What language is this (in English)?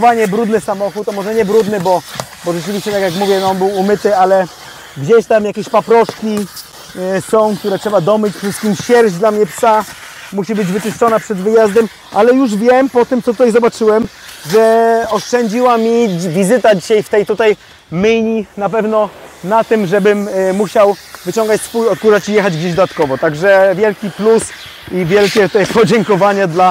Polish